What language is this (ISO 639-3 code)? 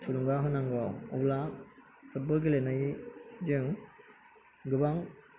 brx